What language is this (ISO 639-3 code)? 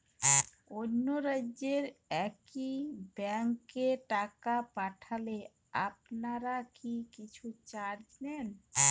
ben